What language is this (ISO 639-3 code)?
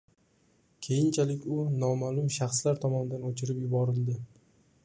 uzb